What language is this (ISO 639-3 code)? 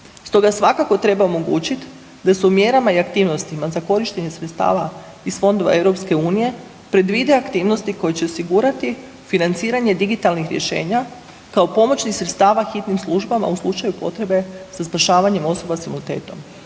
hrv